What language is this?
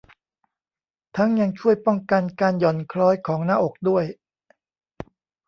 Thai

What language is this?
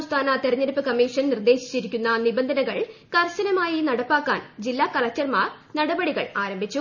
Malayalam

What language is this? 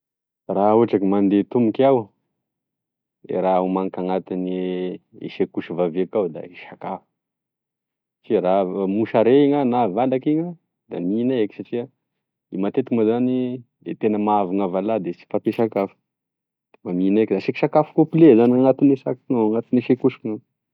Tesaka Malagasy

